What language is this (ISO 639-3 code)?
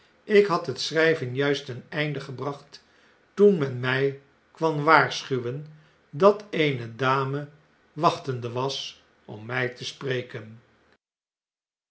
nld